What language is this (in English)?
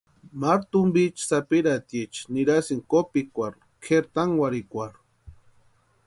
Western Highland Purepecha